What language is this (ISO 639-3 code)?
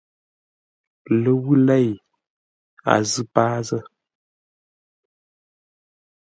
nla